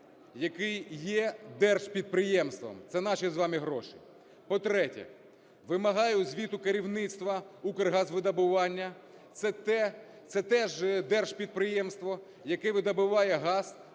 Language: Ukrainian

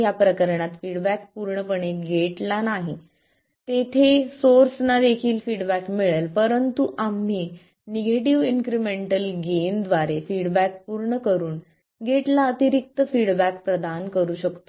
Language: Marathi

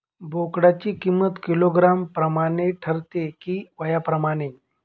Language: Marathi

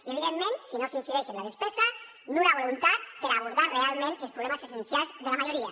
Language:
Catalan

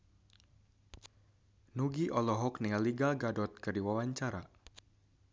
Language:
Sundanese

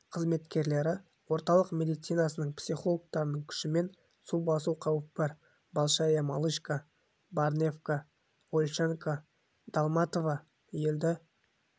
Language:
Kazakh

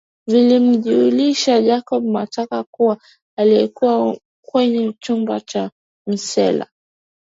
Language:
Swahili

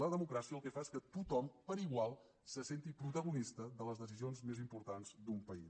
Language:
Catalan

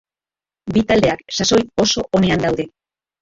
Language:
Basque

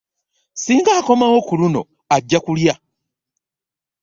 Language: Ganda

